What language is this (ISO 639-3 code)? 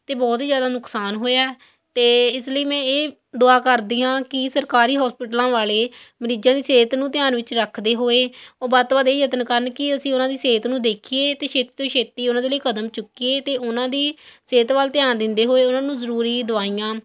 pan